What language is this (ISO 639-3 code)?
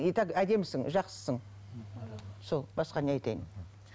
kaz